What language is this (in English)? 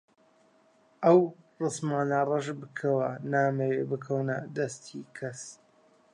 Central Kurdish